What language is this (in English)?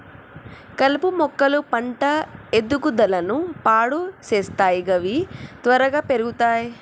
Telugu